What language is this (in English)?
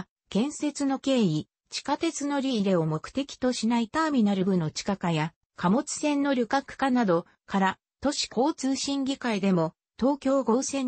Japanese